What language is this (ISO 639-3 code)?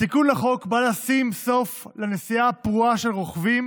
heb